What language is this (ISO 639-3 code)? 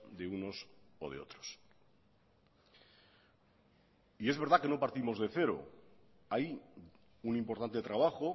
spa